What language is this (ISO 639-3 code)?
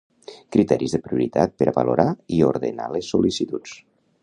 cat